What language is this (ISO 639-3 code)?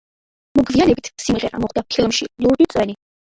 kat